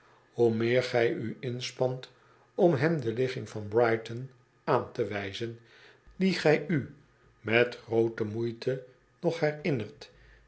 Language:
Dutch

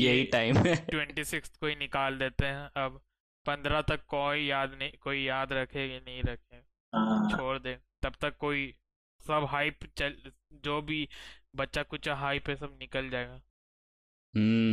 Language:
Hindi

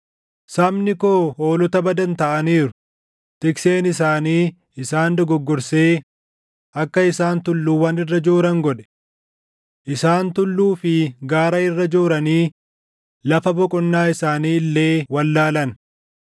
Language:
Oromo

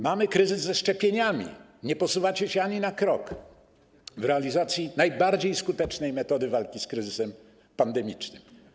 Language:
Polish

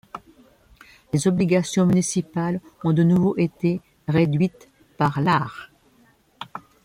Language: French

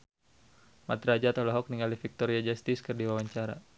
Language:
Sundanese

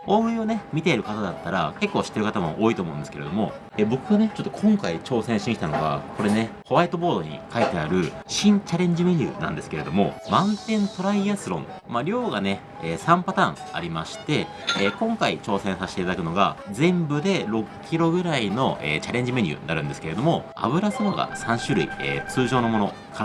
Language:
Japanese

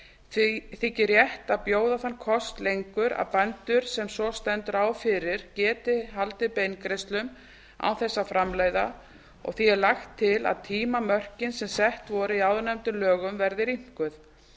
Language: Icelandic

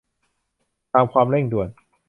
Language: Thai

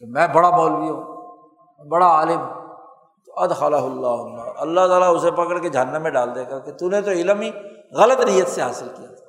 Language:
Urdu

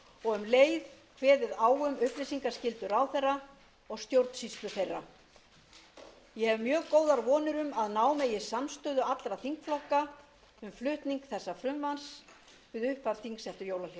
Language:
Icelandic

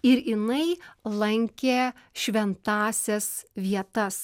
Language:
Lithuanian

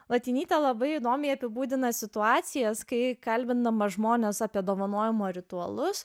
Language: Lithuanian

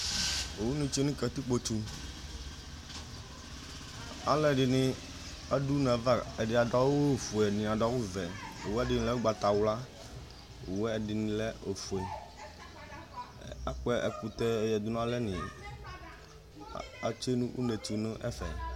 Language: Ikposo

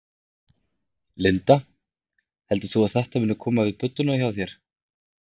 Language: Icelandic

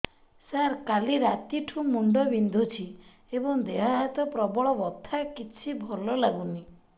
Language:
Odia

